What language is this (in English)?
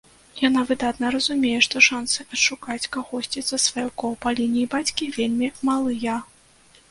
Belarusian